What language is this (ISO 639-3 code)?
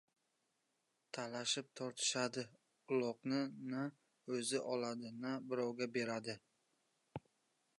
uzb